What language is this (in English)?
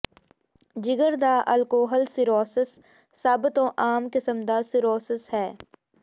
Punjabi